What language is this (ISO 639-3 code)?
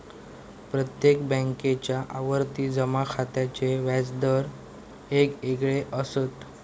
mar